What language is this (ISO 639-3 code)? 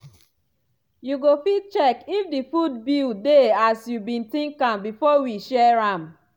pcm